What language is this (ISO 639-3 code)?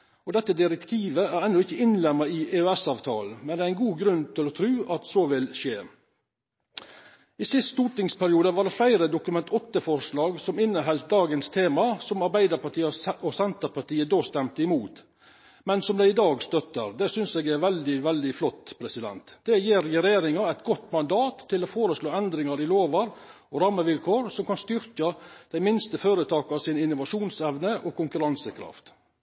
nno